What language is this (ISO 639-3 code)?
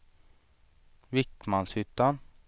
swe